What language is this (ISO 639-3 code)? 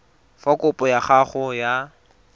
tsn